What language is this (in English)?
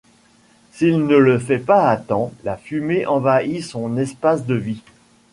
French